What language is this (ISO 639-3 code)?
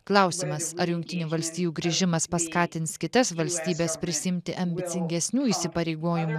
lit